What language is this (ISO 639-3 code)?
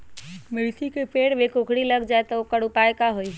mag